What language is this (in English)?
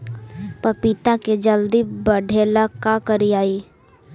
Magahi